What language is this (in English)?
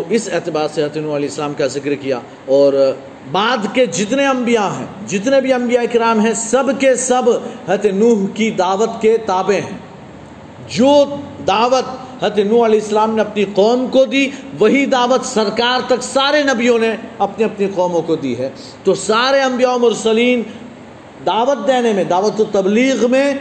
Urdu